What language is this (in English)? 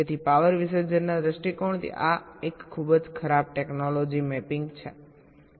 Gujarati